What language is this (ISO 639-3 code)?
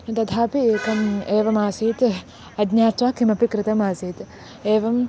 san